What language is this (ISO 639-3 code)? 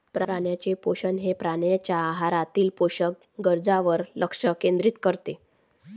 mar